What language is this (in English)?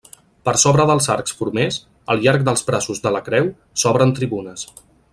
Catalan